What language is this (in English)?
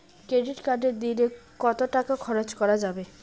Bangla